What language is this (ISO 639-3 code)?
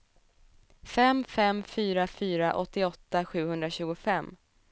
swe